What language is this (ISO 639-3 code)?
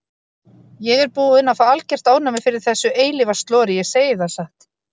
isl